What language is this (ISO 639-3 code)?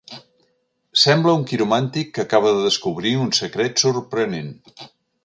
cat